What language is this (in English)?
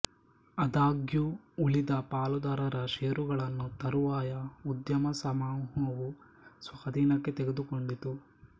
Kannada